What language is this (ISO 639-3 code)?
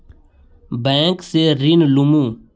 mag